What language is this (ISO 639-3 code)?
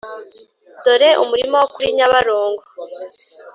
kin